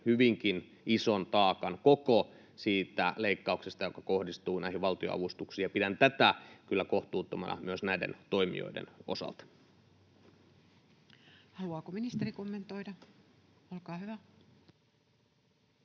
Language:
Finnish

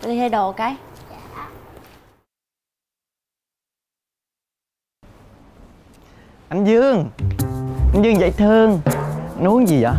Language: Vietnamese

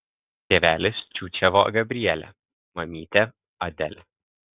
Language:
Lithuanian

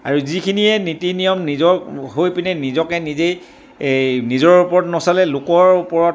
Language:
Assamese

